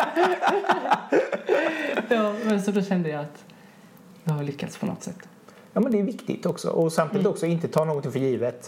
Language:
Swedish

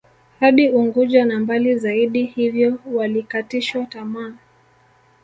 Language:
Swahili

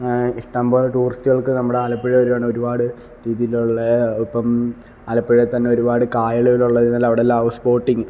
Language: Malayalam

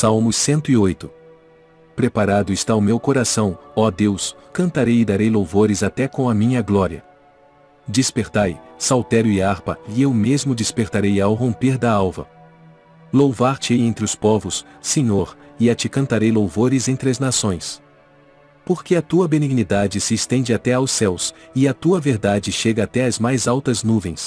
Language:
Portuguese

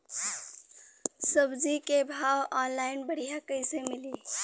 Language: Bhojpuri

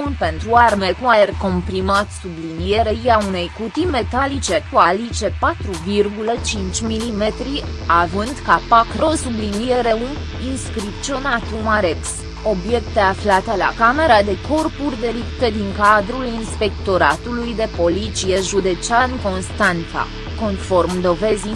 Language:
Romanian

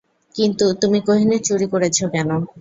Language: Bangla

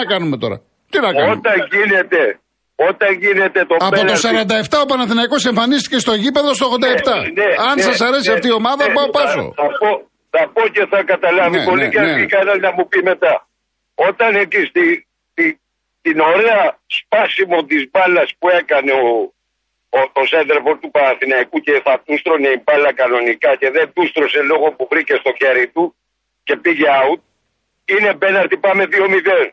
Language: Greek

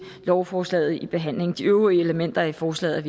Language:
Danish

